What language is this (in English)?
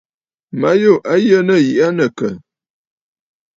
Bafut